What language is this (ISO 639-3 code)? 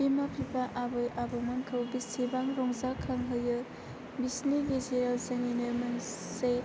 brx